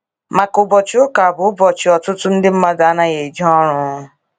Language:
Igbo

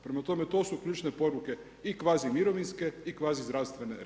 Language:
Croatian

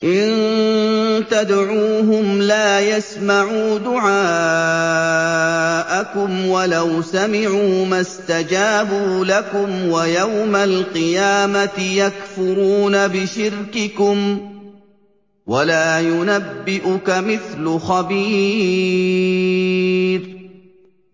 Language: Arabic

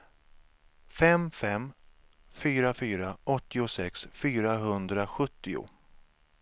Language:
Swedish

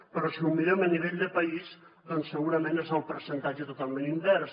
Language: Catalan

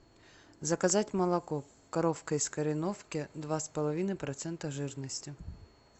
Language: Russian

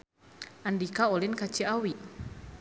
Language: Sundanese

